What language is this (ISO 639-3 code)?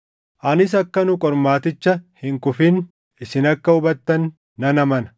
orm